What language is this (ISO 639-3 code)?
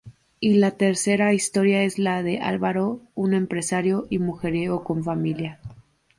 spa